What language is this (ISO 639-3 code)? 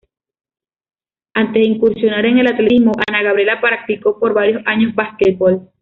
spa